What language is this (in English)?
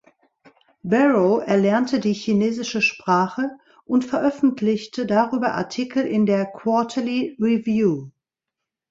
German